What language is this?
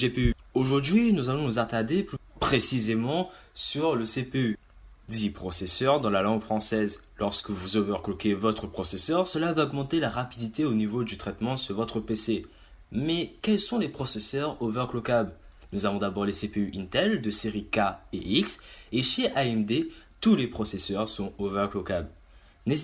French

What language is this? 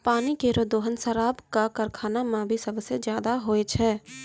Maithili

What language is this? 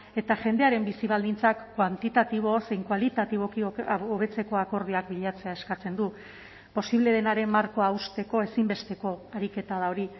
Basque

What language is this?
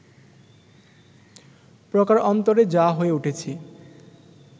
Bangla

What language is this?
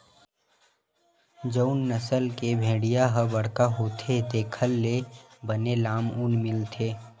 Chhattisgarhi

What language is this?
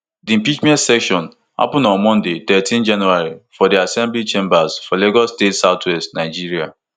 Nigerian Pidgin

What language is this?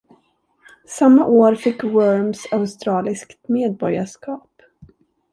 Swedish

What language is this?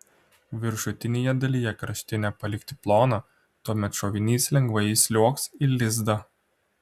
Lithuanian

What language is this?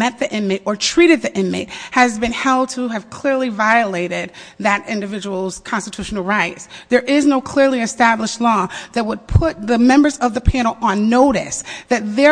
English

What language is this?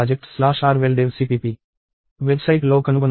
Telugu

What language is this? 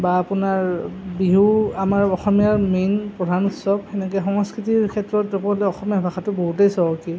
Assamese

